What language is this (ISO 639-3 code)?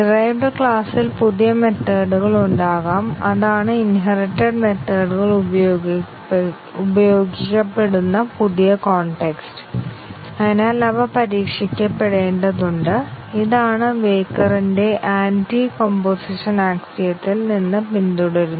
mal